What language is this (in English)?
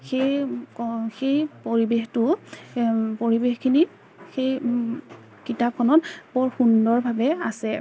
Assamese